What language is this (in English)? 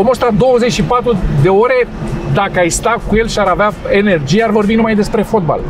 Romanian